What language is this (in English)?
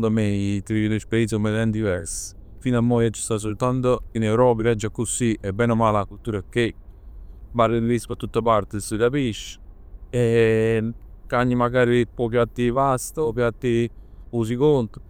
Neapolitan